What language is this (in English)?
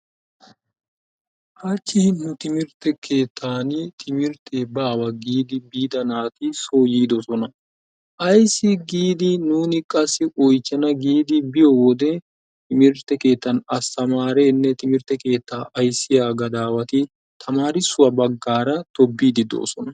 Wolaytta